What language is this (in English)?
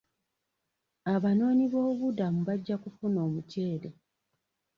Ganda